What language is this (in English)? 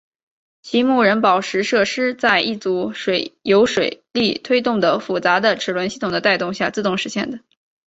Chinese